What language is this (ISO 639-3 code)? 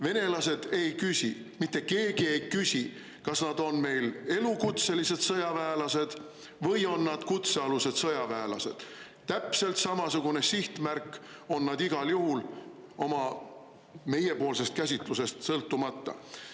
est